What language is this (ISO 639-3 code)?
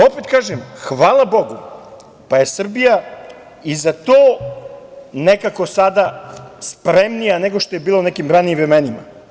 srp